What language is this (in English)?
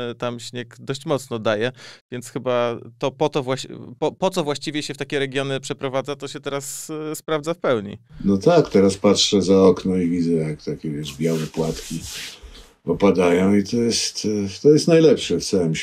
Polish